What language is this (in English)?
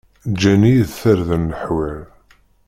Kabyle